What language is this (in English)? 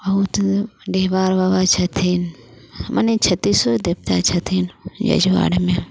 Maithili